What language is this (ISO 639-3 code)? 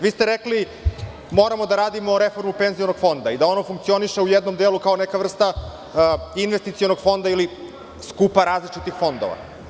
srp